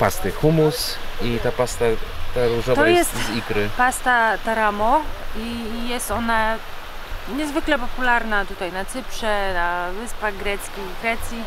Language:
Polish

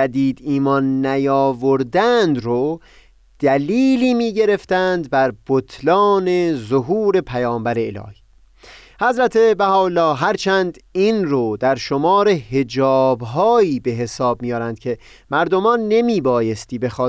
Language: Persian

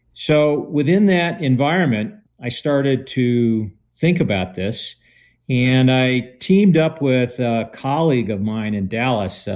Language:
English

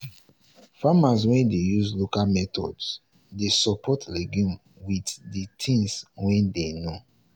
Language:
Nigerian Pidgin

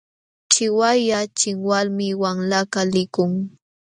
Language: Jauja Wanca Quechua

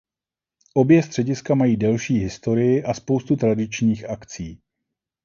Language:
Czech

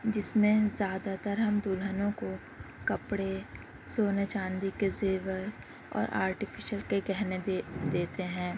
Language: Urdu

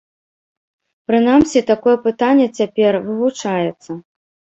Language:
Belarusian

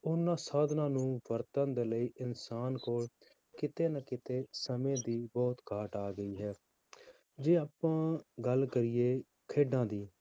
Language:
Punjabi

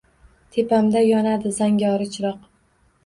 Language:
Uzbek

